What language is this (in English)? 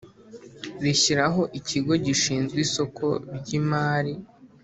Kinyarwanda